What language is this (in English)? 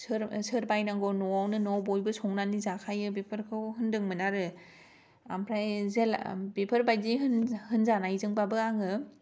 Bodo